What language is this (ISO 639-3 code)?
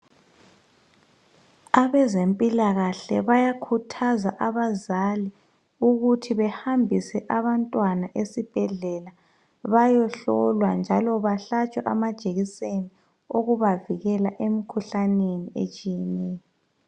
nde